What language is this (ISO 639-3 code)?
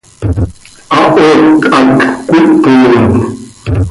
sei